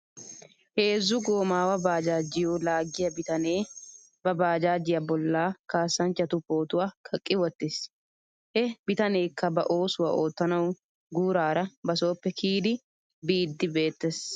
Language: Wolaytta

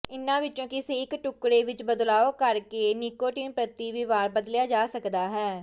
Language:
Punjabi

